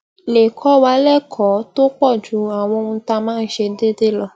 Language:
Yoruba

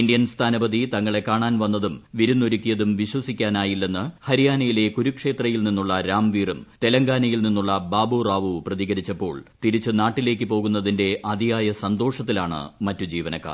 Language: Malayalam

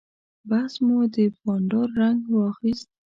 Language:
Pashto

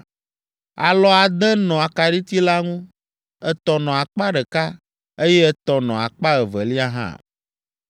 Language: Ewe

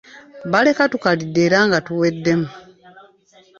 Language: Ganda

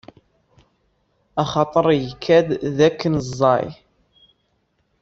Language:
Kabyle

